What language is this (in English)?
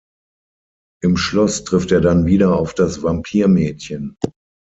German